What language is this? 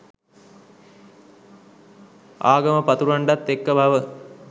Sinhala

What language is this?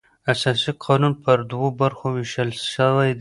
Pashto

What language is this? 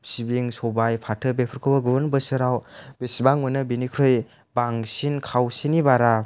Bodo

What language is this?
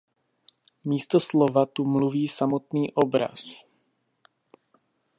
Czech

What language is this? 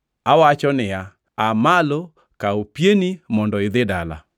Luo (Kenya and Tanzania)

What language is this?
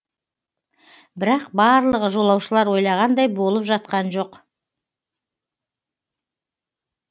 Kazakh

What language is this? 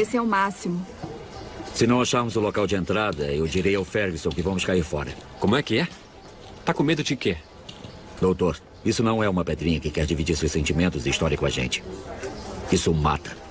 Portuguese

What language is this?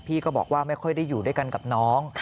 Thai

